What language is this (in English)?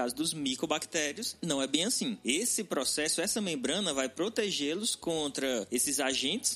Portuguese